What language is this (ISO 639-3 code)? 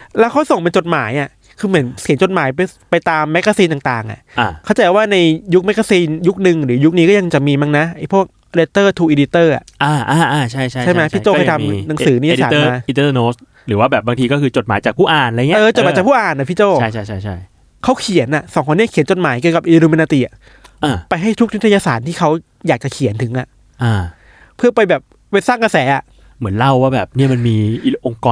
tha